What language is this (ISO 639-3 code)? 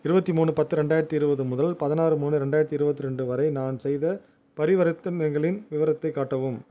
tam